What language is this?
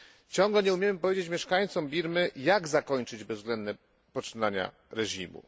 Polish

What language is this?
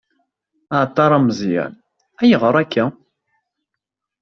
Kabyle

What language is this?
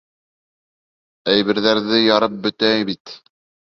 Bashkir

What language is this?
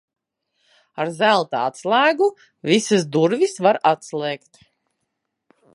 Latvian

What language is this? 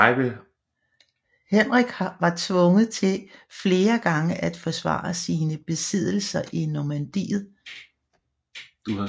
Danish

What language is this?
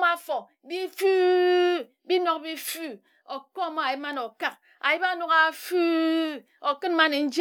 Ejagham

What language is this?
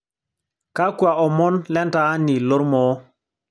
Masai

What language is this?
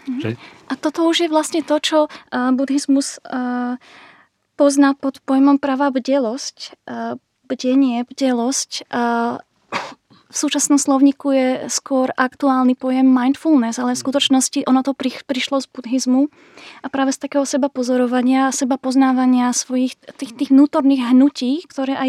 Slovak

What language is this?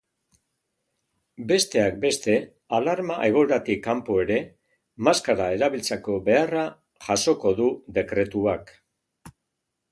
Basque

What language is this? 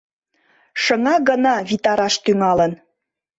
Mari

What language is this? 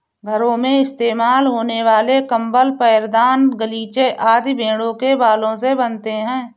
Hindi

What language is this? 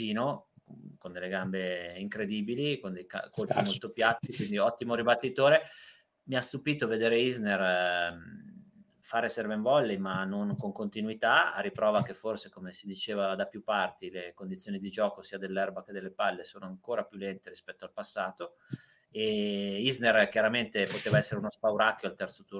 Italian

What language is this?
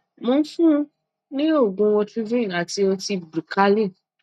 Yoruba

